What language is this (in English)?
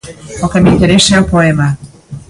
Galician